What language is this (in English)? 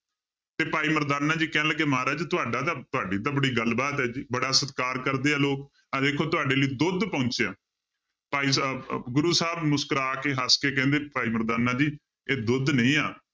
Punjabi